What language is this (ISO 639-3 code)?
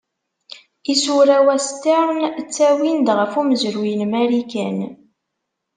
kab